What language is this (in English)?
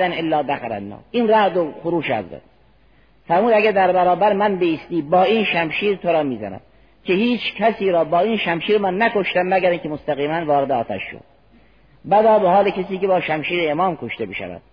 Persian